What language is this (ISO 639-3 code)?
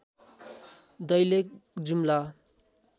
nep